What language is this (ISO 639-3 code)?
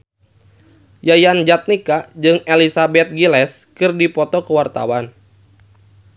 sun